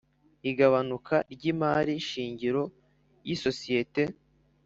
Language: Kinyarwanda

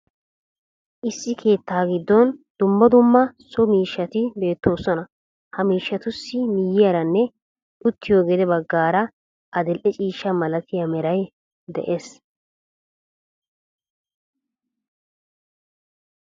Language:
Wolaytta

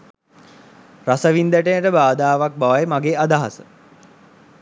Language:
Sinhala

